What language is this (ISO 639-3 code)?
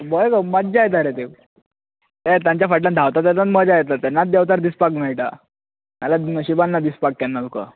kok